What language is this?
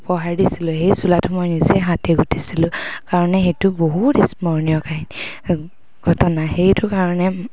Assamese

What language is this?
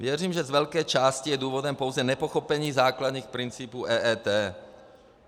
Czech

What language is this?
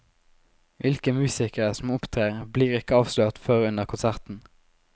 Norwegian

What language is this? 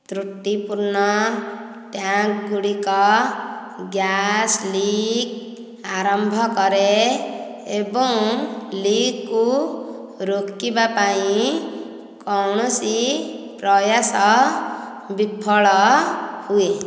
Odia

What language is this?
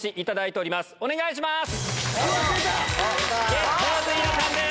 Japanese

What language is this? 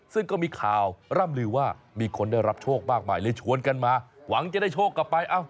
Thai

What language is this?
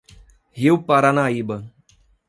Portuguese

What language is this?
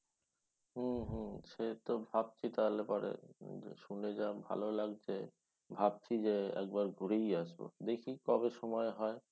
Bangla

